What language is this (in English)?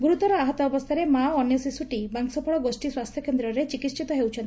Odia